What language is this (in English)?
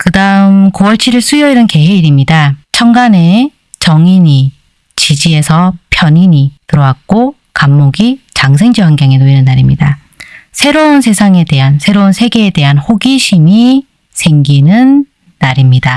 Korean